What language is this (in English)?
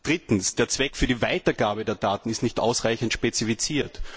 German